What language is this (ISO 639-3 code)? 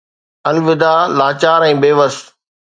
snd